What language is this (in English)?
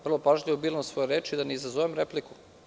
Serbian